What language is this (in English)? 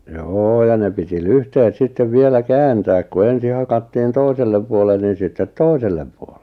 Finnish